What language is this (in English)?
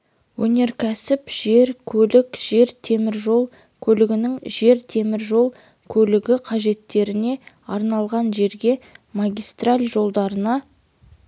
Kazakh